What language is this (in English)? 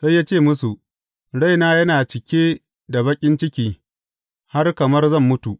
Hausa